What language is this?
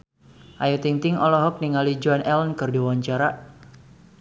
Sundanese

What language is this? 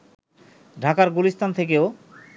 Bangla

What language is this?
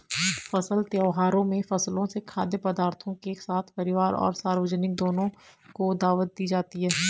Hindi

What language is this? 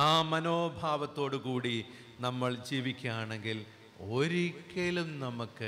Malayalam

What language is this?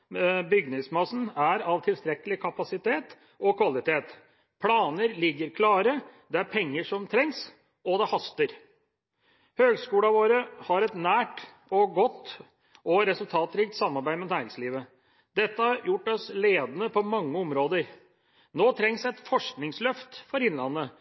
Norwegian Bokmål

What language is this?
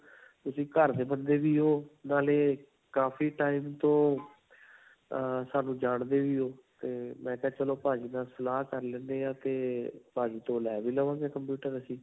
Punjabi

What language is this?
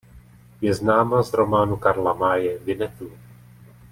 Czech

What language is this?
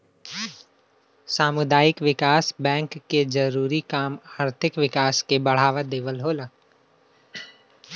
Bhojpuri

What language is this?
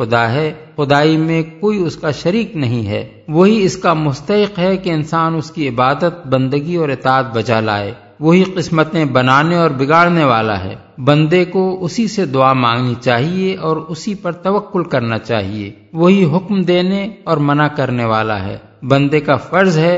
Urdu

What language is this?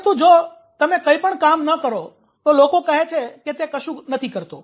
Gujarati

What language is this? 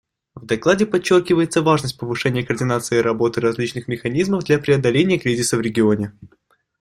Russian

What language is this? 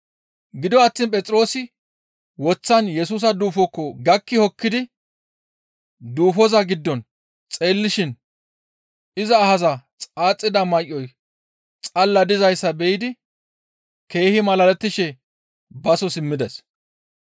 Gamo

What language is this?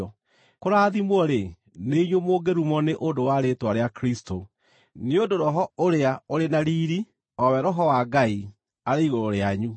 Kikuyu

